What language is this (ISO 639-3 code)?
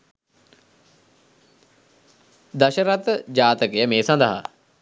sin